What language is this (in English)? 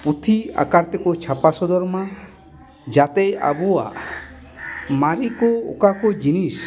Santali